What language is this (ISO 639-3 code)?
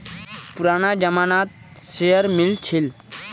mag